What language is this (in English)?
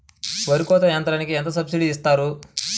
Telugu